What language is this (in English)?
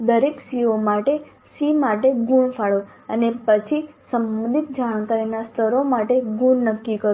Gujarati